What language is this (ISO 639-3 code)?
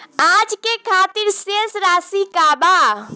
bho